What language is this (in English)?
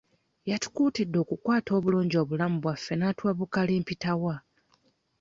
Ganda